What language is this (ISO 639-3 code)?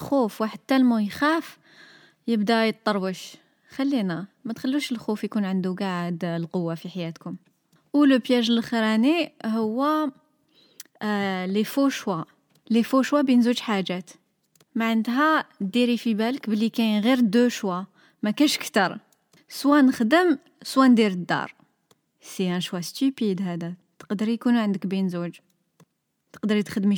ara